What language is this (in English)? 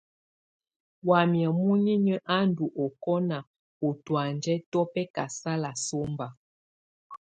Tunen